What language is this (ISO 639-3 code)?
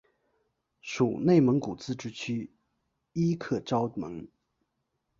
zho